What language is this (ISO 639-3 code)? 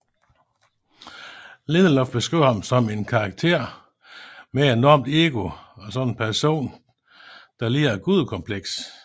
dan